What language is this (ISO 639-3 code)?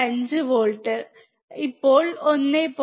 mal